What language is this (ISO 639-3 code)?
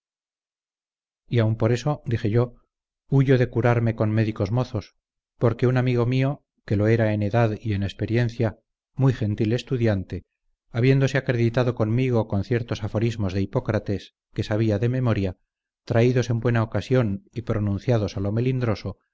spa